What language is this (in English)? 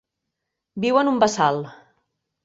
Catalan